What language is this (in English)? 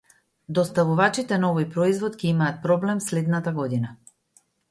Macedonian